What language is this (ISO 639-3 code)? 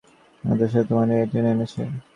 ben